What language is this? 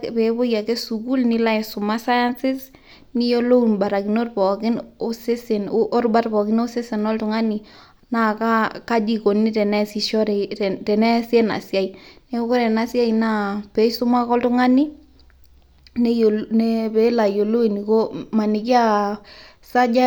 Masai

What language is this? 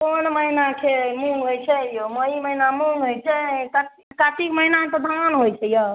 Maithili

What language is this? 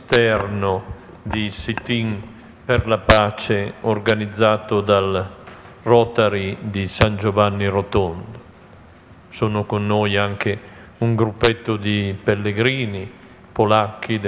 Italian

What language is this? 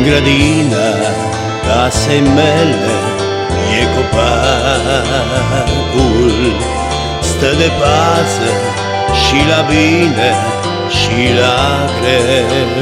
Dutch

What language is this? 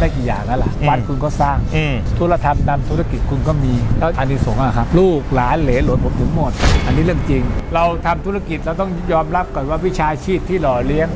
Thai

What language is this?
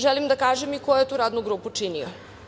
Serbian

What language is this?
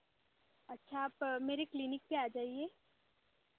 Hindi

